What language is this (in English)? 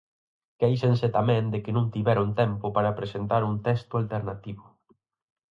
Galician